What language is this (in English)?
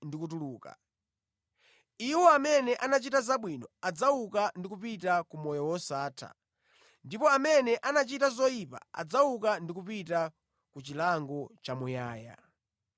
Nyanja